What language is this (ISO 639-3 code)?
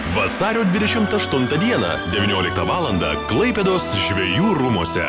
lit